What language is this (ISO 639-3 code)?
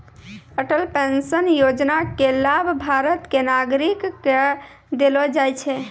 mai